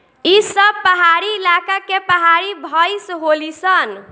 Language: Bhojpuri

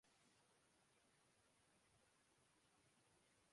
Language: Urdu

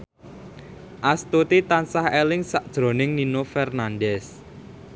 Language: Javanese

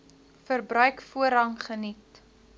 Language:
Afrikaans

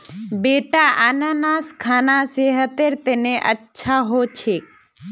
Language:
Magahi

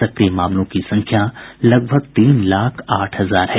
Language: Hindi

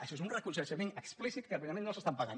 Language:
Catalan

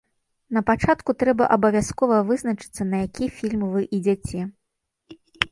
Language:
Belarusian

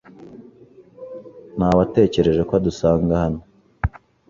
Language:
Kinyarwanda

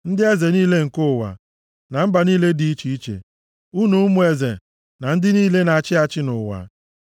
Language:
Igbo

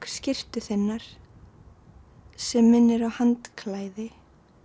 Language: Icelandic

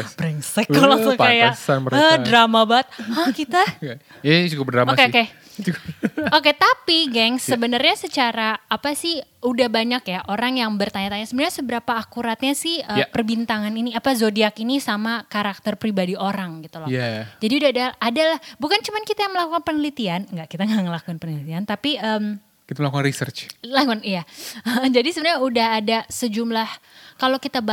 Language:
Indonesian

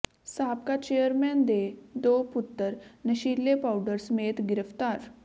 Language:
Punjabi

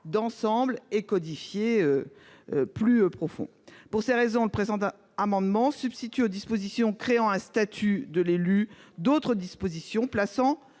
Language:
French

